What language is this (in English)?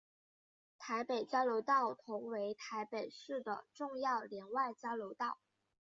Chinese